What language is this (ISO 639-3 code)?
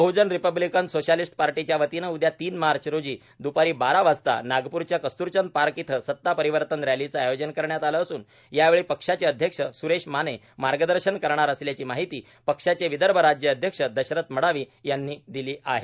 mar